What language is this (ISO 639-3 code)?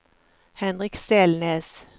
nor